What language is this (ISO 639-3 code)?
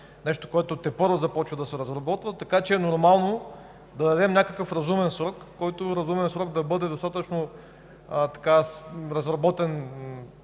bul